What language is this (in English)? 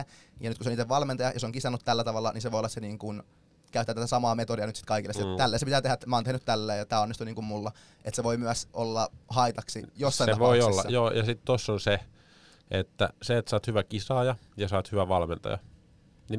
Finnish